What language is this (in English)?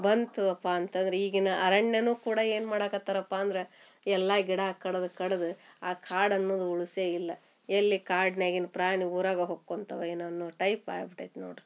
Kannada